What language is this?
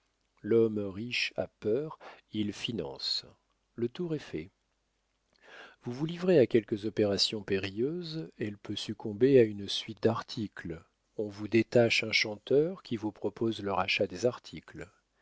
French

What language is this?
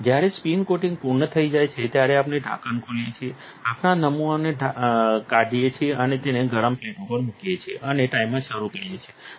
Gujarati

